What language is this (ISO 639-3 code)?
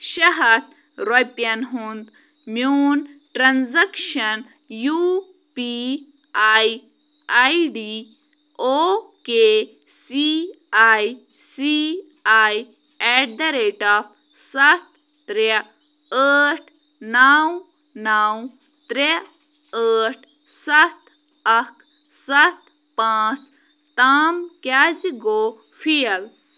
kas